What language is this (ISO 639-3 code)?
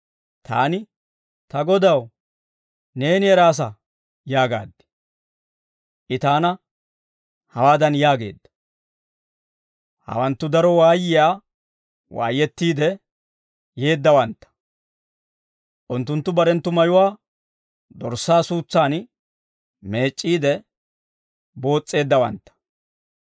dwr